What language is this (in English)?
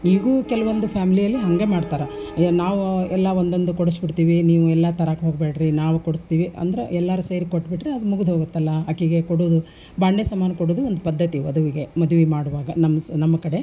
Kannada